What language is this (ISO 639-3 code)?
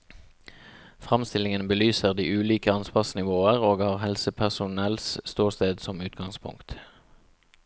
nor